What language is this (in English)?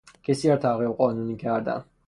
Persian